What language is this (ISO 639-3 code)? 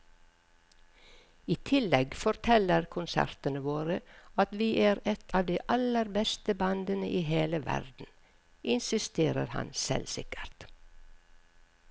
nor